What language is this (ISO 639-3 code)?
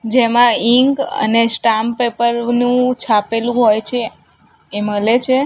guj